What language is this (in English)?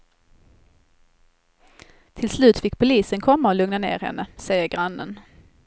Swedish